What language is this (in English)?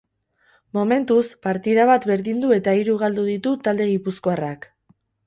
Basque